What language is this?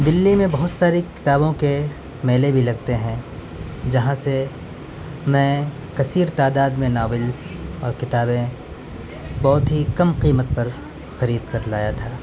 Urdu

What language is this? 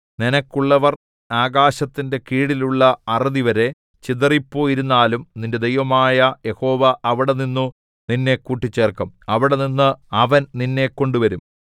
Malayalam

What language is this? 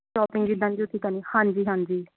Punjabi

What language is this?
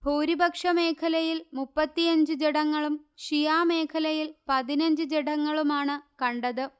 Malayalam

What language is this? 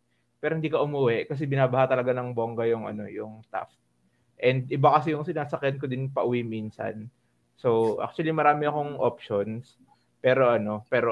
Filipino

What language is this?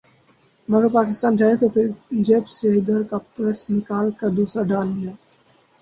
Urdu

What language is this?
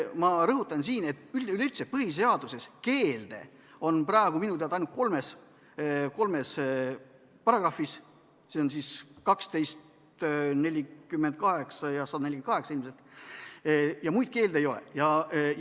Estonian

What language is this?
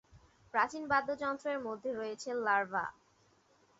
Bangla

